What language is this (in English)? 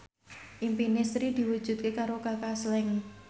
Javanese